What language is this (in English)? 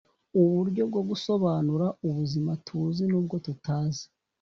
Kinyarwanda